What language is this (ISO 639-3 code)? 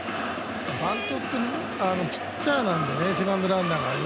jpn